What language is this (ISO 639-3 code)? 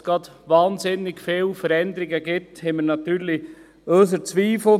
gsw